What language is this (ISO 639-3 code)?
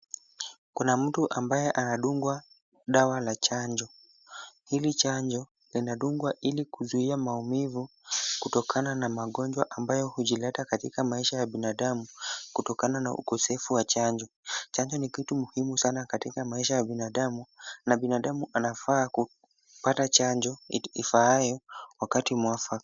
swa